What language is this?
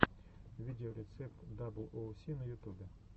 Russian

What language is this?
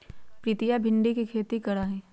Magahi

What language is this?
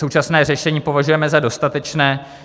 Czech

